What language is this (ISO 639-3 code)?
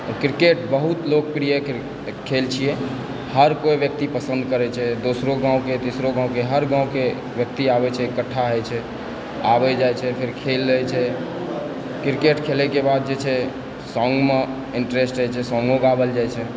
mai